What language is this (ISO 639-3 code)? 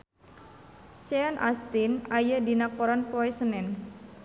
sun